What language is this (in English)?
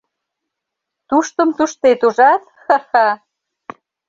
Mari